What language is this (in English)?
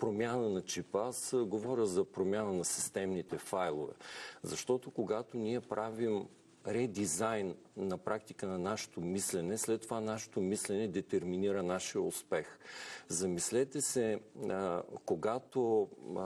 Bulgarian